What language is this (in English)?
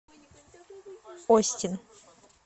Russian